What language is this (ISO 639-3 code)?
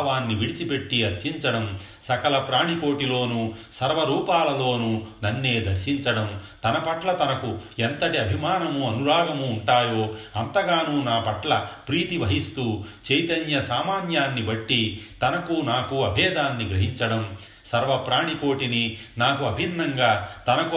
tel